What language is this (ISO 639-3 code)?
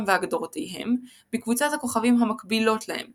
heb